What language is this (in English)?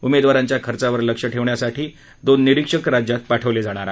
Marathi